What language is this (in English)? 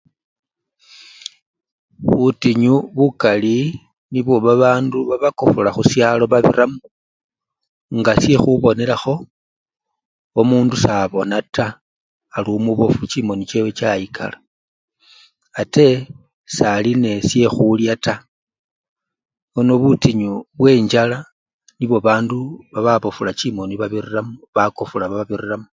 Luyia